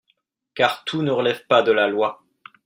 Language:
French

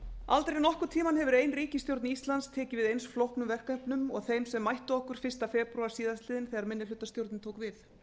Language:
Icelandic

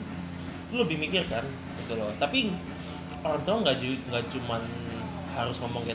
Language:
Indonesian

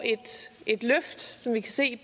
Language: Danish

